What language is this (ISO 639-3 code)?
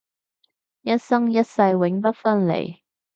yue